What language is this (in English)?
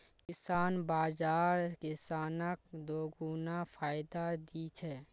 Magahi